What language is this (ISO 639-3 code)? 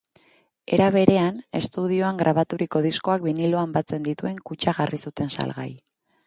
eus